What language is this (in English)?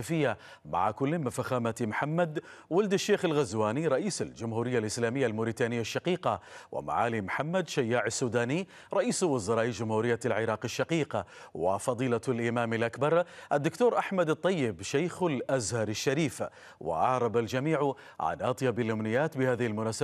Arabic